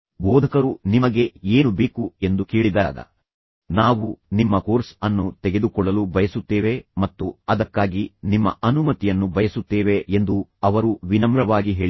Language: Kannada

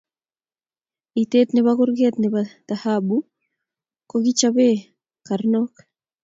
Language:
Kalenjin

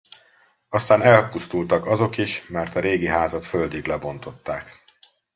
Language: Hungarian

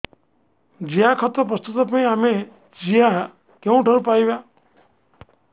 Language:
Odia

